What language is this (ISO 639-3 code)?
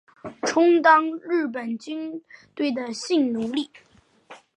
zho